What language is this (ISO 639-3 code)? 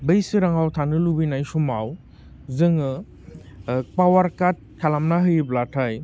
brx